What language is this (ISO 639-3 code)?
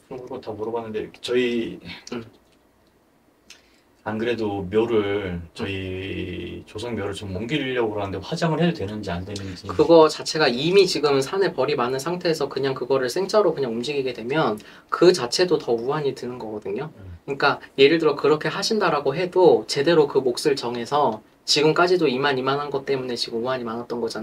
kor